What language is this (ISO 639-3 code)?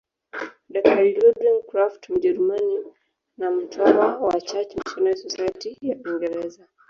swa